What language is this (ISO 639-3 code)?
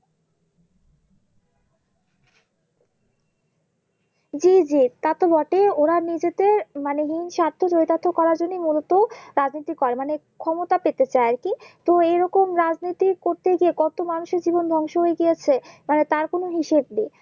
ben